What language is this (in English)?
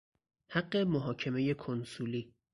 Persian